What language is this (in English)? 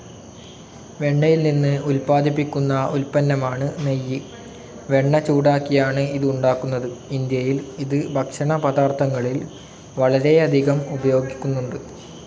Malayalam